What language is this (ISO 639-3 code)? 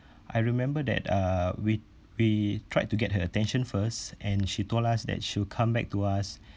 eng